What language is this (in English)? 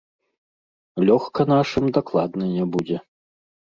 Belarusian